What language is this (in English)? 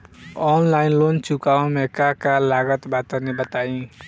Bhojpuri